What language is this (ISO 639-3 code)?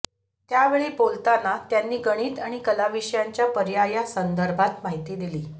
mar